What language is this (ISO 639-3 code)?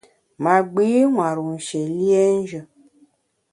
bax